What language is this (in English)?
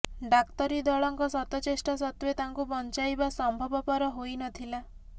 Odia